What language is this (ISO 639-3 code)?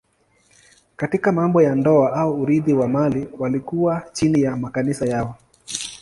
swa